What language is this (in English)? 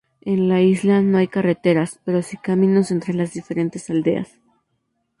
Spanish